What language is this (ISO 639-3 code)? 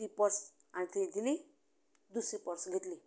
kok